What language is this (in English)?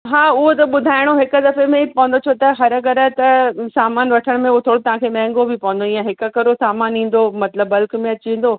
Sindhi